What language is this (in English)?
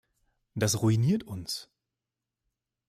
German